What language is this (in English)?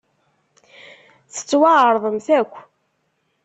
Kabyle